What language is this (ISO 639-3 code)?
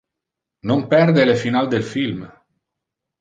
ina